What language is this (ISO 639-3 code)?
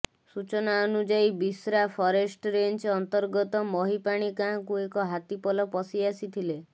ori